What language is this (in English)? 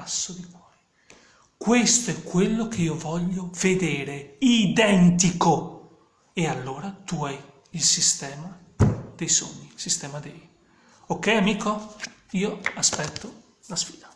Italian